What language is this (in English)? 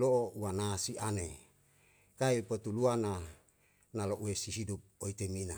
Yalahatan